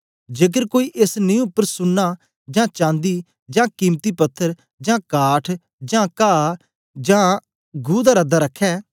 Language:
Dogri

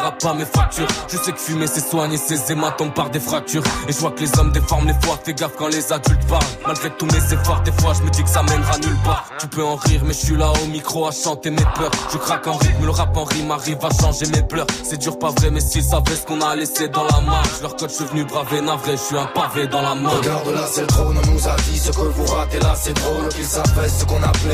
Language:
French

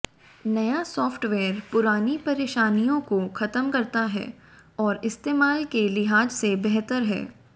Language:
Hindi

